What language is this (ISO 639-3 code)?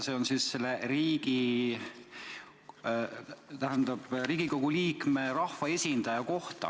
est